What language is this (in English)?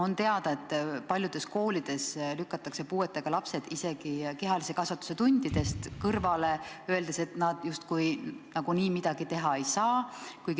Estonian